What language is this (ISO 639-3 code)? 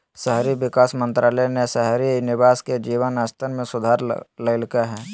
mag